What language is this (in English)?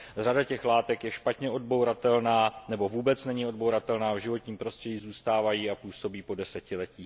Czech